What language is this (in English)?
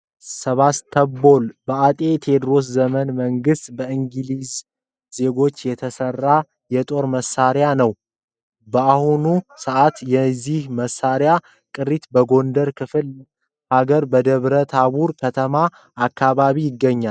Amharic